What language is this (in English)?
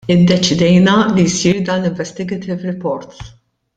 Maltese